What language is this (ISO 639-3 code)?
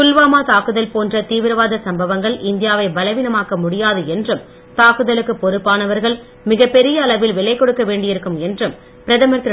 tam